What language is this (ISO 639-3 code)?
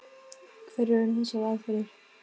isl